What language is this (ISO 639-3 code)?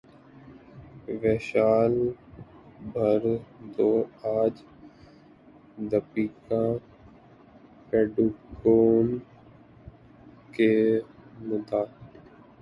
urd